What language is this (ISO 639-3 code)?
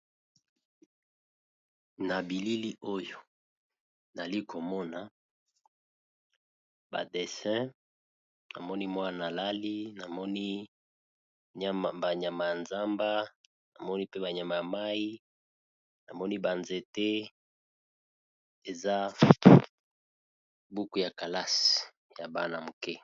lin